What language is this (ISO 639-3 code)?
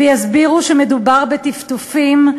heb